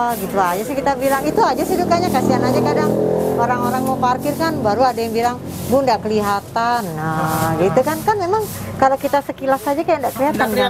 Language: Indonesian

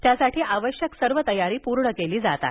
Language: Marathi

